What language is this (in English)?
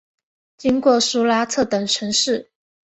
Chinese